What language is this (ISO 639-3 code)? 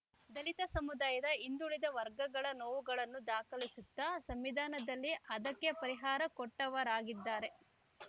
kan